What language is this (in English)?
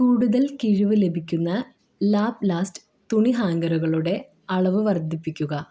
Malayalam